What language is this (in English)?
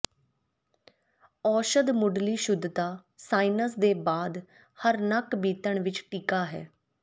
Punjabi